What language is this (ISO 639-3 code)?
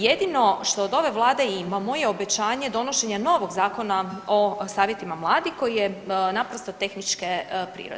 hrv